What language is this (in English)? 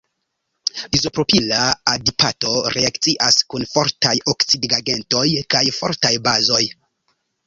Esperanto